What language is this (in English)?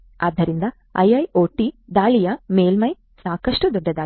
Kannada